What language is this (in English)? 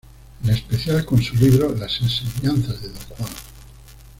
Spanish